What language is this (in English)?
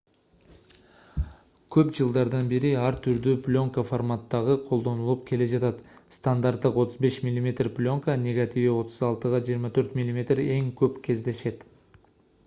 Kyrgyz